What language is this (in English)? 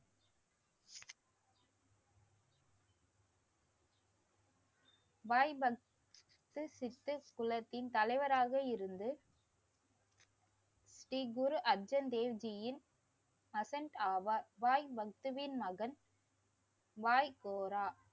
Tamil